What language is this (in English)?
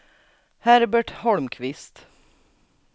Swedish